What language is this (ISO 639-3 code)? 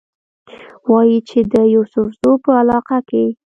pus